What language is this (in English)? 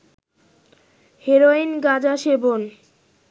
Bangla